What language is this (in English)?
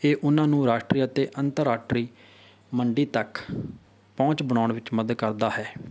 Punjabi